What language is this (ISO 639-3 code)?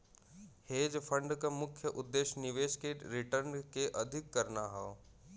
bho